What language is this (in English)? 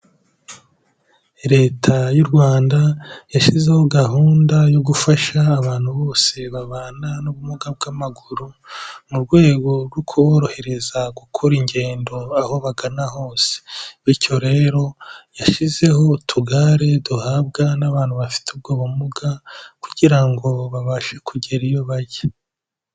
Kinyarwanda